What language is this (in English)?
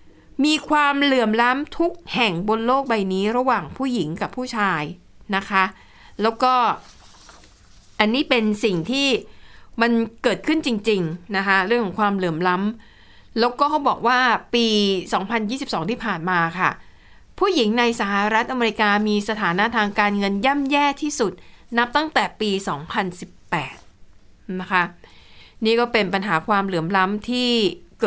Thai